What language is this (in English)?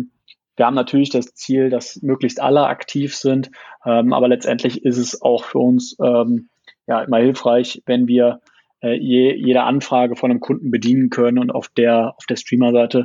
German